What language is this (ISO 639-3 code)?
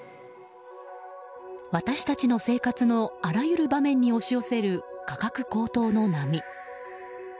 jpn